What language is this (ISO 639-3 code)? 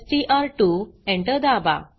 mar